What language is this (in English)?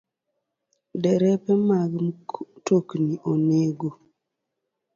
Luo (Kenya and Tanzania)